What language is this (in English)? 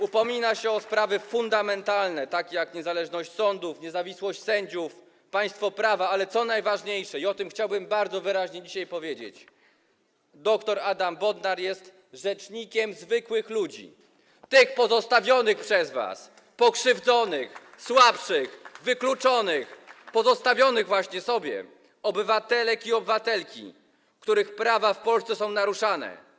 Polish